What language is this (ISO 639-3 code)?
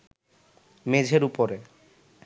ben